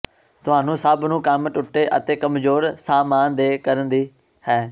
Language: Punjabi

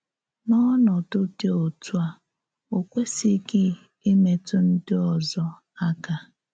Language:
Igbo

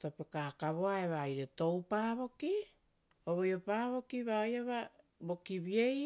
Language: Rotokas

